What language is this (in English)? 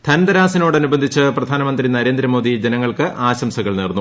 Malayalam